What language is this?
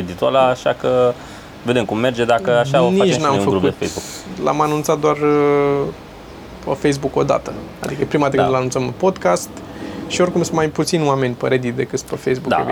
Romanian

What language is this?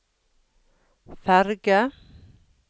Norwegian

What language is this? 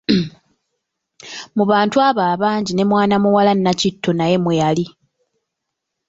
Ganda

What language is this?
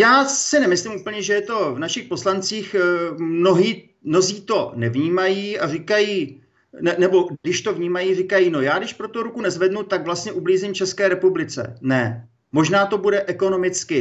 Czech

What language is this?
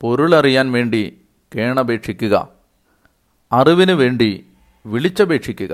Malayalam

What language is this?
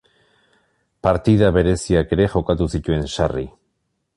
Basque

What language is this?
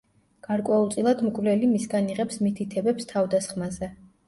Georgian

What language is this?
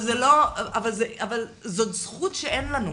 Hebrew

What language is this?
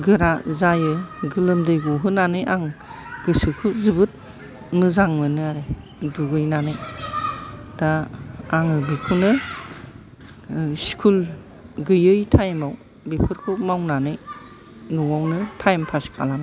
Bodo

